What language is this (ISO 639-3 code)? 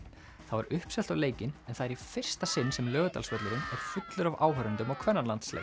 isl